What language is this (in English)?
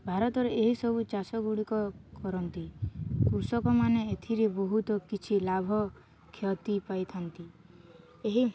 Odia